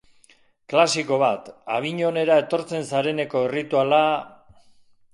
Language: Basque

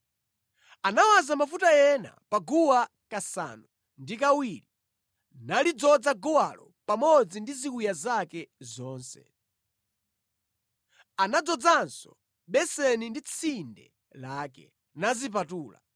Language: Nyanja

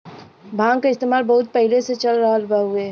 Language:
Bhojpuri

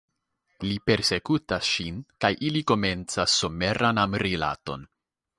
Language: Esperanto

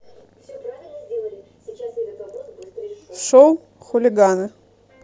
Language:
Russian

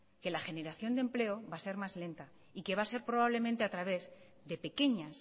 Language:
Spanish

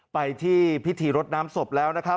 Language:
Thai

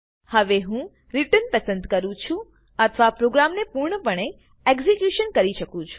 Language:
Gujarati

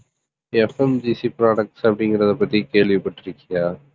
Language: Tamil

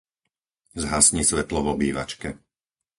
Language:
Slovak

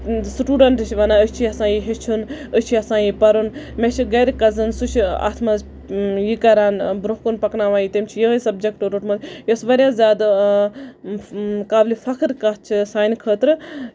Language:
Kashmiri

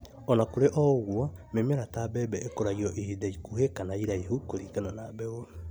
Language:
Kikuyu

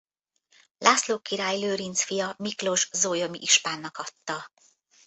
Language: Hungarian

